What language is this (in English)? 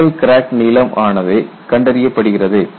Tamil